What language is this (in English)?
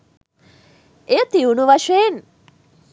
Sinhala